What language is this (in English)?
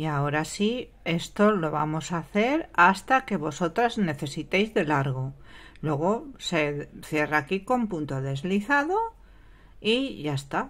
Spanish